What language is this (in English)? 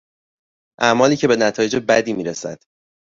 Persian